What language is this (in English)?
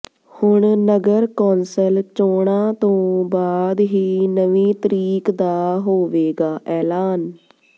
Punjabi